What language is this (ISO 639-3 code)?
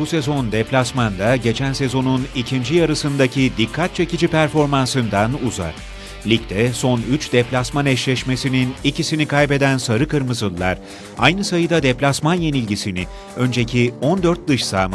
tur